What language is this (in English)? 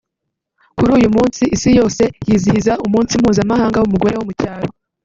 Kinyarwanda